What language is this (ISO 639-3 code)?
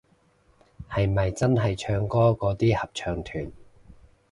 yue